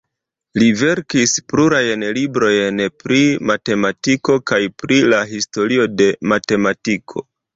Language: Esperanto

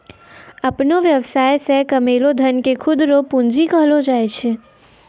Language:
Maithili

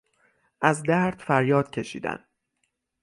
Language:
Persian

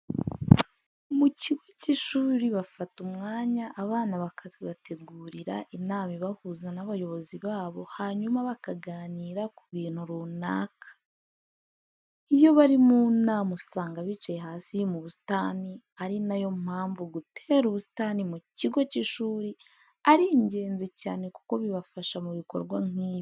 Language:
Kinyarwanda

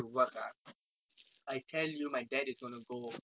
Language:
English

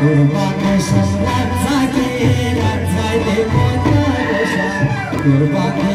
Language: Dutch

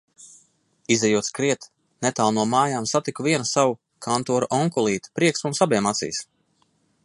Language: Latvian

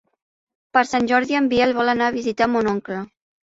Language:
Catalan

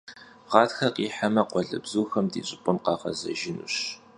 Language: Kabardian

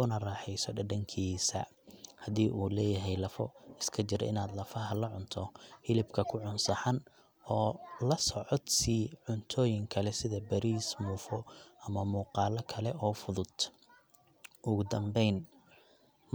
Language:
Somali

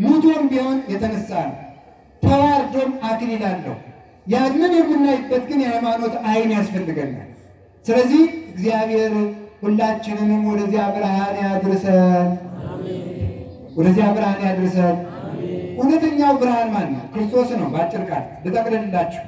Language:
Turkish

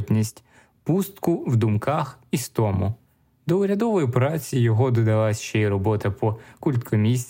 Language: Ukrainian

